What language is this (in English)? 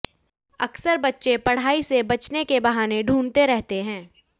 Hindi